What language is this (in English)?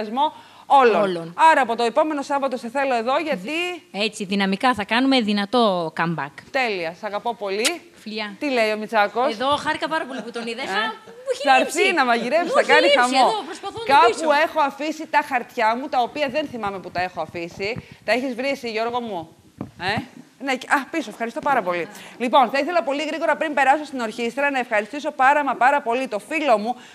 Greek